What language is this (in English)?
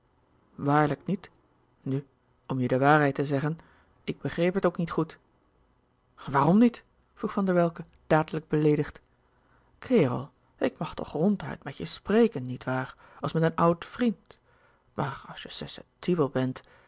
Dutch